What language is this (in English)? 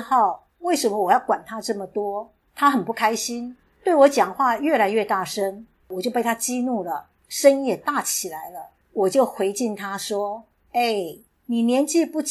Chinese